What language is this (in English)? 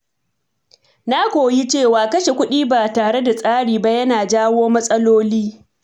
Hausa